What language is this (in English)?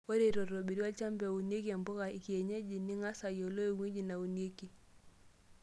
Masai